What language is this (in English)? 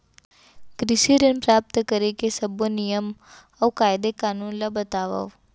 Chhattisgarhi